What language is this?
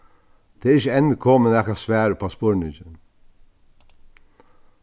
Faroese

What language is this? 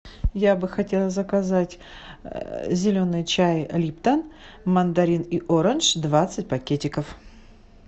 Russian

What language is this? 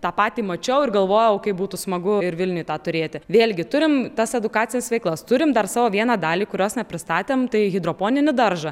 Lithuanian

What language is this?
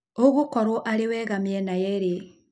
Kikuyu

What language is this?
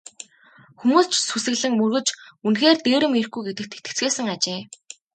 Mongolian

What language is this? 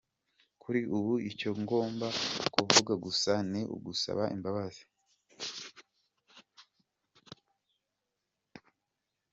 Kinyarwanda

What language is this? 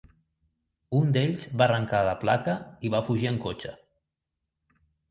Catalan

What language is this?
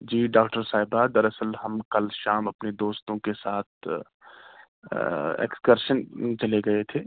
Urdu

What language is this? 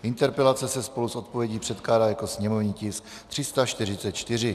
Czech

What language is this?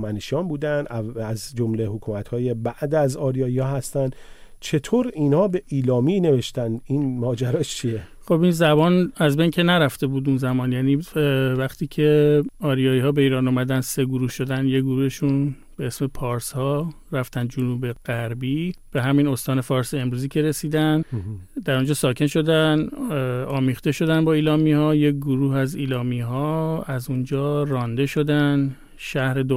Persian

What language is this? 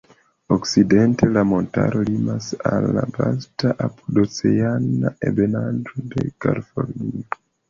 Esperanto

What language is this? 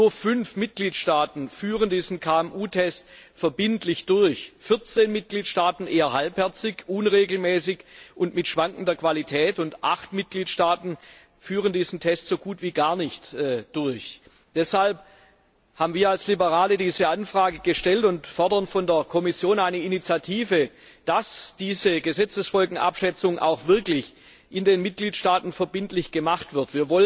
German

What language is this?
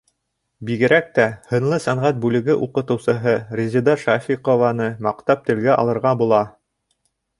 Bashkir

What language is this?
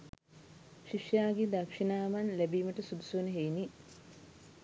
Sinhala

